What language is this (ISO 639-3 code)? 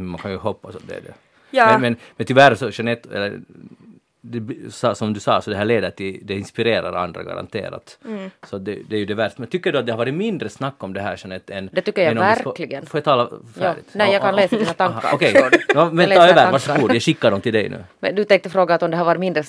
swe